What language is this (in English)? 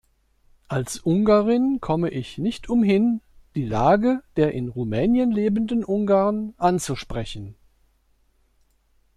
German